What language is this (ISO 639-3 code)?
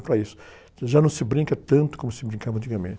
por